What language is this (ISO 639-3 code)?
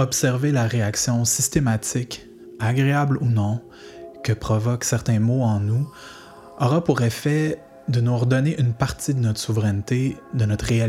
fra